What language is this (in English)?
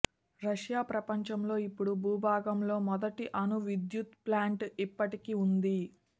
Telugu